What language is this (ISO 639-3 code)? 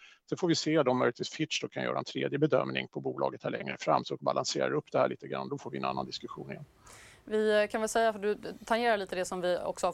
swe